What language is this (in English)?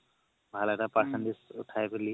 Assamese